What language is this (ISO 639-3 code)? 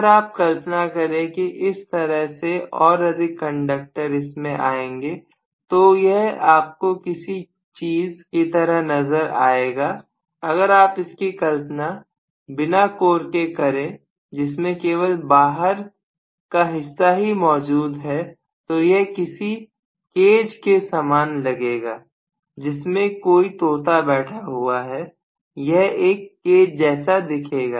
hin